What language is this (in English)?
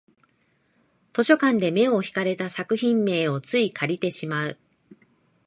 Japanese